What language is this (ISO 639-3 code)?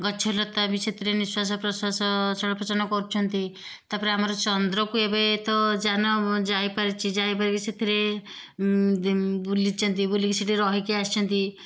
ori